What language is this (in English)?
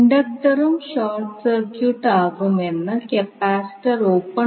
Malayalam